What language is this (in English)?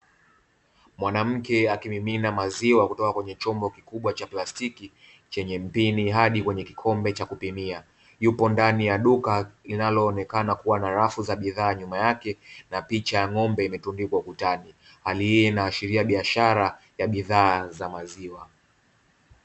Swahili